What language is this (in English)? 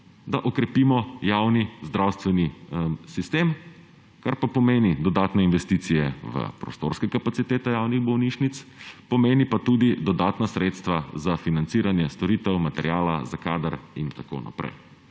Slovenian